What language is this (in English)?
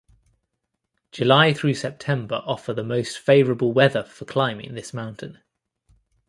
English